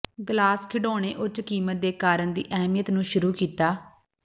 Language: Punjabi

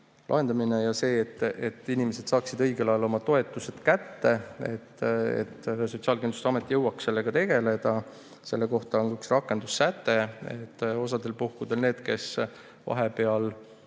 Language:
Estonian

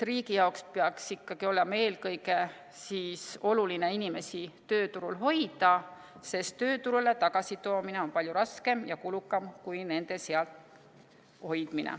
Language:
Estonian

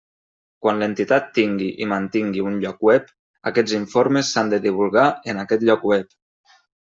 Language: Catalan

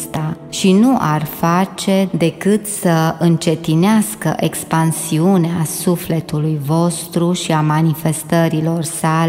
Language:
Romanian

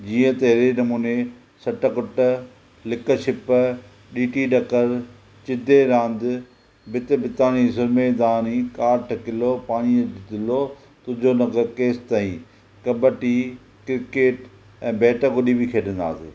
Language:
Sindhi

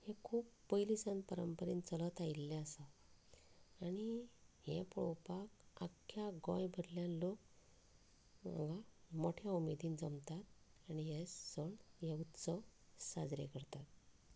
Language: Konkani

